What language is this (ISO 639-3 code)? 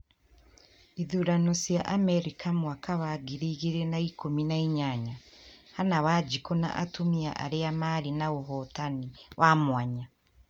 kik